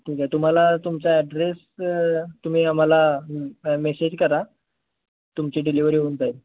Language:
Marathi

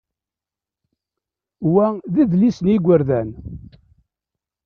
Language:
Kabyle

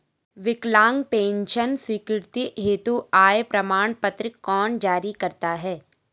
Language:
Hindi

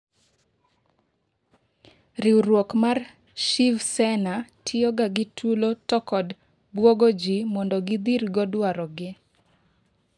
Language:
Luo (Kenya and Tanzania)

